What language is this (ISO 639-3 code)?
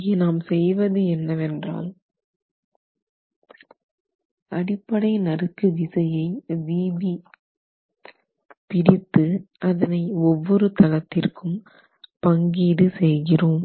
tam